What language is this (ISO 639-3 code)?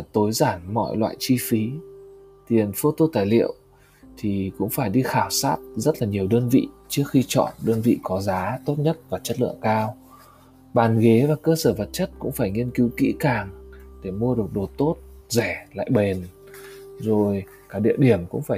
vie